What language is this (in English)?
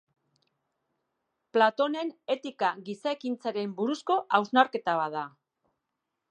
Basque